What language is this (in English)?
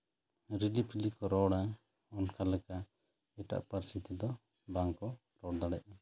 Santali